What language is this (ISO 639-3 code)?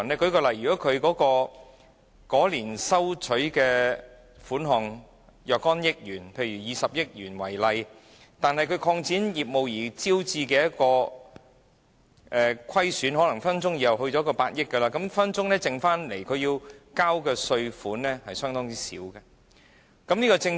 yue